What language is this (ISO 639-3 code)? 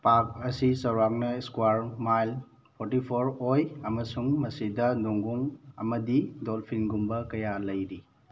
mni